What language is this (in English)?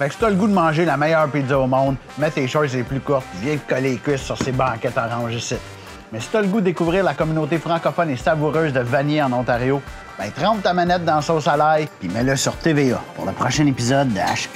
French